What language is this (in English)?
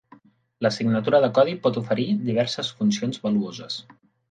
Catalan